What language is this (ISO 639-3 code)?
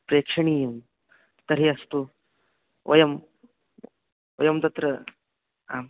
san